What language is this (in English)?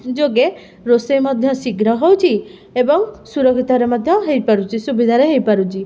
Odia